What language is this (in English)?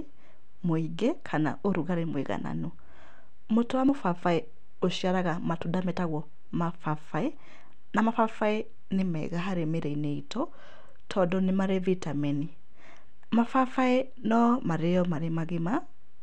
Kikuyu